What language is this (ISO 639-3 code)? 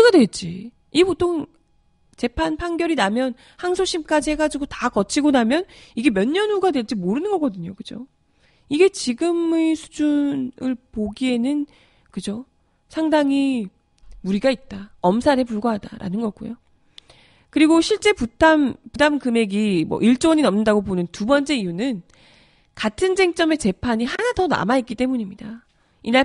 kor